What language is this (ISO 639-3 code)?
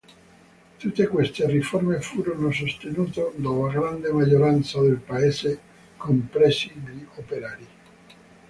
ita